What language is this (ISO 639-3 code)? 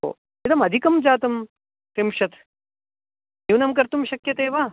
san